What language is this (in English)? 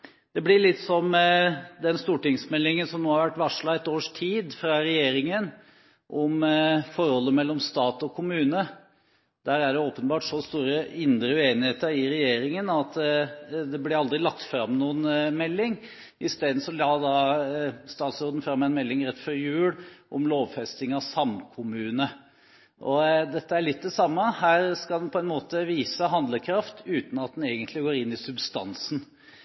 Norwegian Bokmål